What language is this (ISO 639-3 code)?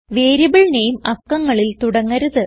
mal